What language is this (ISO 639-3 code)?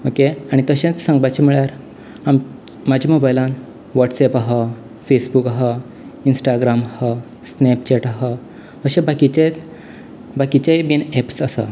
kok